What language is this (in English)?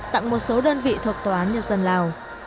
Vietnamese